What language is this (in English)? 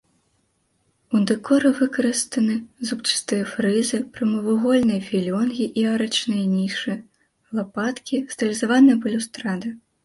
Belarusian